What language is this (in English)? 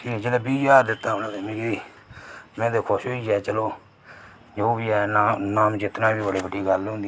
Dogri